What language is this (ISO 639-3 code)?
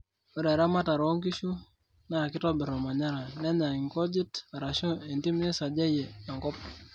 mas